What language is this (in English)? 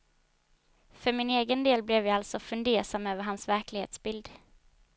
Swedish